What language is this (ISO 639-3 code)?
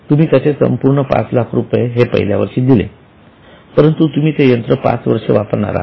mar